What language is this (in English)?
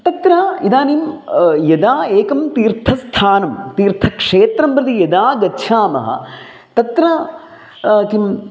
Sanskrit